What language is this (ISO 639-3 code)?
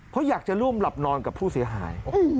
tha